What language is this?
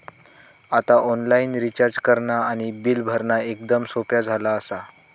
Marathi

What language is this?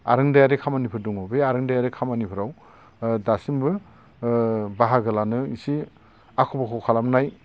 Bodo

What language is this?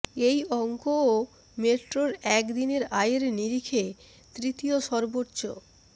Bangla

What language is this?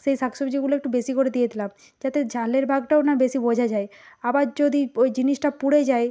Bangla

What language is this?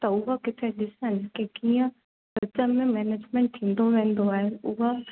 Sindhi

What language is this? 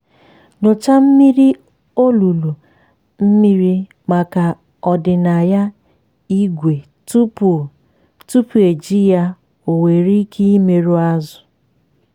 Igbo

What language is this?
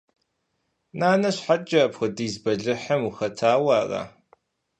Kabardian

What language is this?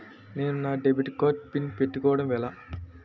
Telugu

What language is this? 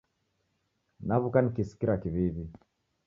Taita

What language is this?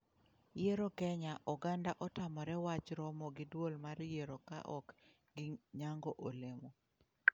Luo (Kenya and Tanzania)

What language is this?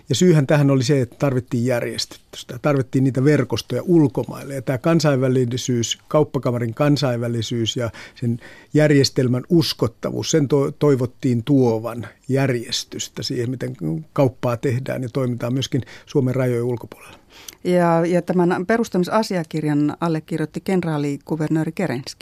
Finnish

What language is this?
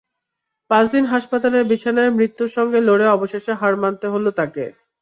Bangla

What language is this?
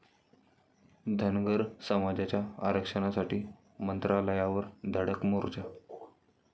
Marathi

